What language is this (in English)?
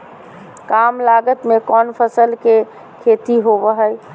Magahi